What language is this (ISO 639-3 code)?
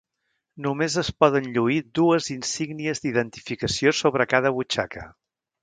cat